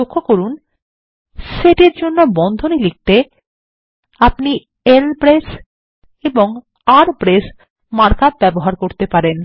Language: Bangla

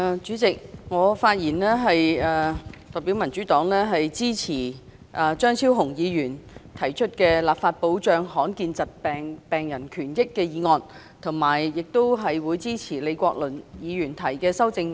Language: Cantonese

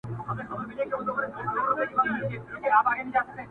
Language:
Pashto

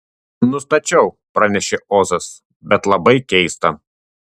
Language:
Lithuanian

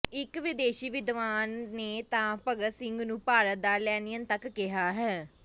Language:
Punjabi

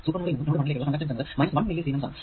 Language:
Malayalam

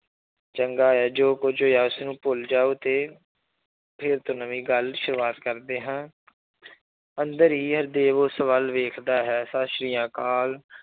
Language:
Punjabi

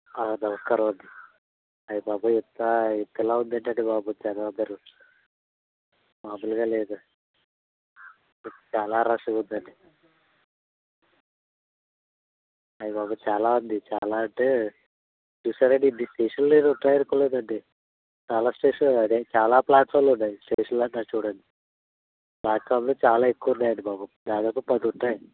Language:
Telugu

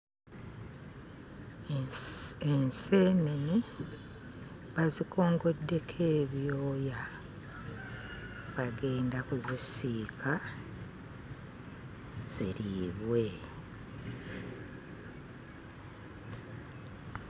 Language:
Ganda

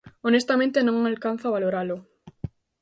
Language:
Galician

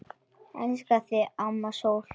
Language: Icelandic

